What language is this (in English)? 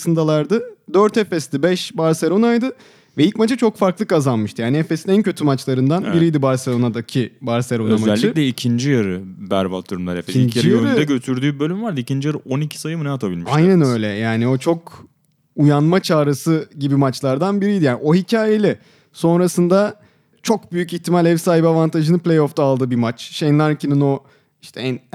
Turkish